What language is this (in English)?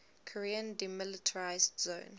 English